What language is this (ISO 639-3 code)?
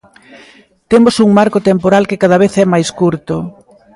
glg